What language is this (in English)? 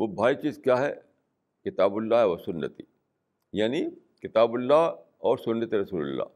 Urdu